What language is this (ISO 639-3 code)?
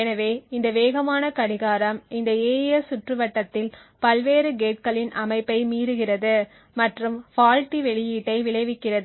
tam